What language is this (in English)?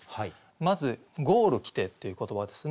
Japanese